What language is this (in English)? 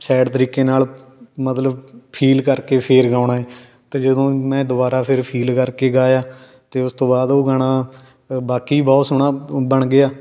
Punjabi